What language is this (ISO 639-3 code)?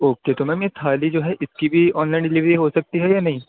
urd